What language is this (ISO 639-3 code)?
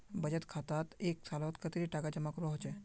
mag